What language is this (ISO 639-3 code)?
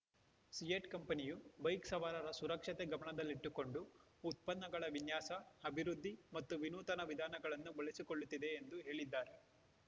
kan